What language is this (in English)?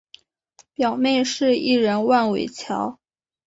Chinese